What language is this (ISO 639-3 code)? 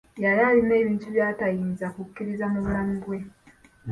lug